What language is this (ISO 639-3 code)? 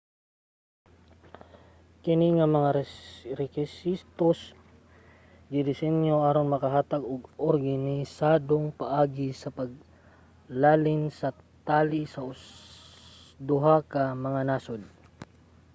ceb